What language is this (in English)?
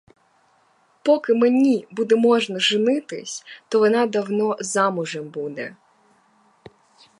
Ukrainian